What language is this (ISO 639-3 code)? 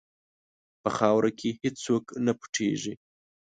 pus